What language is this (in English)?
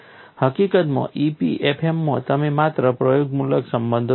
Gujarati